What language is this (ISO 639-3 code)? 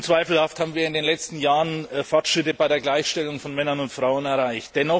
deu